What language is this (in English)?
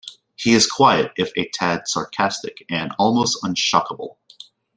English